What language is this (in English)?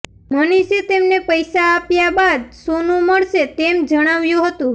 Gujarati